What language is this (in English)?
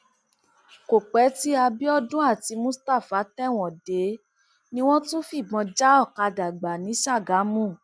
Yoruba